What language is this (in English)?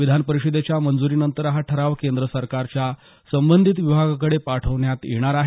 Marathi